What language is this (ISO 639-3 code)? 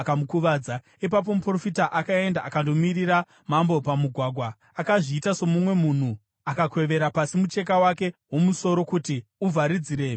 sna